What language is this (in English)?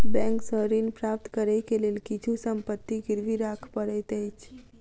Maithili